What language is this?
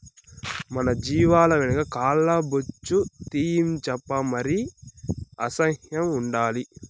Telugu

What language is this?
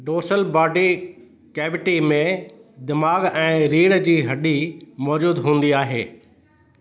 Sindhi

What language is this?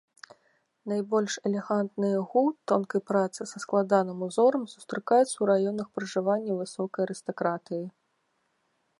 Belarusian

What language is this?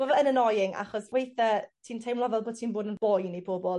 Welsh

